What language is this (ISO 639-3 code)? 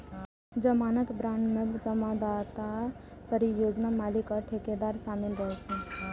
mai